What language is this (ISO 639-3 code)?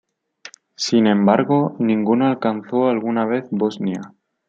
spa